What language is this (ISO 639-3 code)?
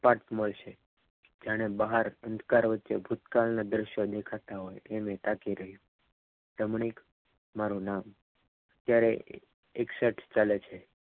guj